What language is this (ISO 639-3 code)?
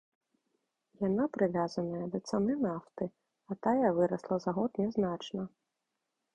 bel